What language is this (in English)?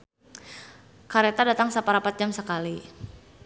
Sundanese